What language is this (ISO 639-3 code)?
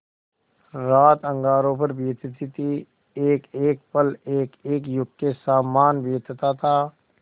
hin